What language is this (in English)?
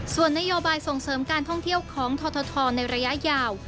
Thai